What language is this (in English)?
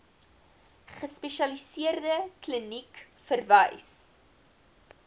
Afrikaans